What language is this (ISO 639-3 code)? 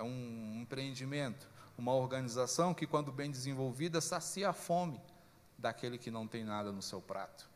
por